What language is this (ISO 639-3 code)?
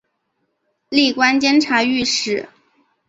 zho